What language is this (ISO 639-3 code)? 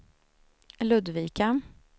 swe